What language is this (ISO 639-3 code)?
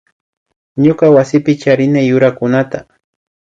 qvi